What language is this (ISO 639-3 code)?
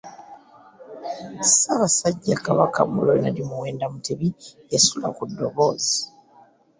lug